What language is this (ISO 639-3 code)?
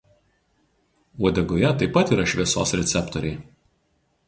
lit